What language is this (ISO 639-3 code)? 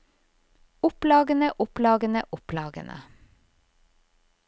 nor